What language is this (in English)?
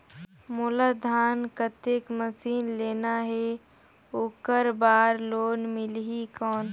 Chhattisgarhi